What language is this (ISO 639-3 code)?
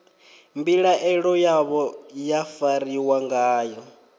ven